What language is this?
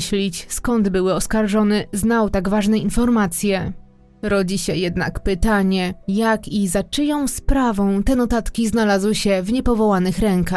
Polish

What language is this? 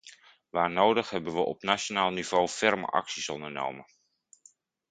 Dutch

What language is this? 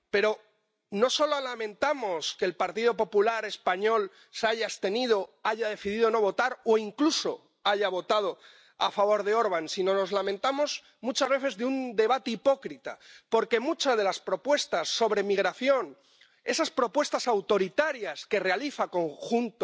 Spanish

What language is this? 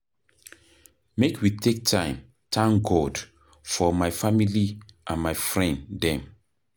Nigerian Pidgin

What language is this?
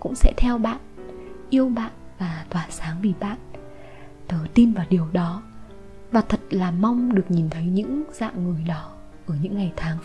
Vietnamese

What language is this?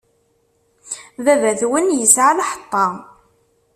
Kabyle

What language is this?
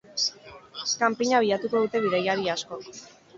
Basque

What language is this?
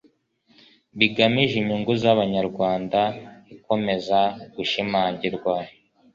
Kinyarwanda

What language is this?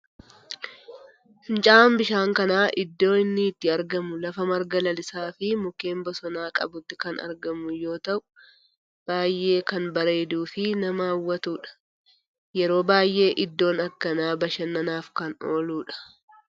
Oromo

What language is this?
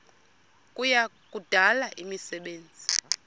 Xhosa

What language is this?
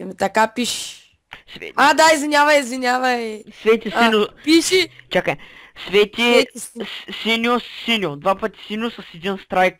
Bulgarian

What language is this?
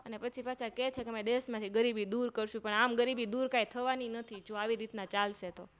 Gujarati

